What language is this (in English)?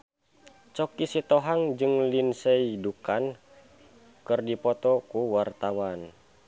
Sundanese